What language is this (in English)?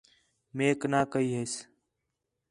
Khetrani